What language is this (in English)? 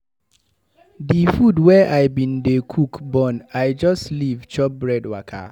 Nigerian Pidgin